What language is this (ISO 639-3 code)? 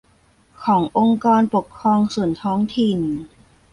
tha